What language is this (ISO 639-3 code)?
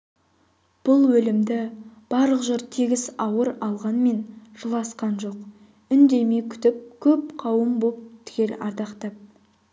kaz